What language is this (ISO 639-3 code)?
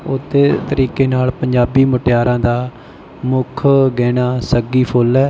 pan